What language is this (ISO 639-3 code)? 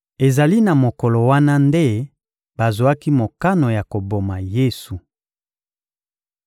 lin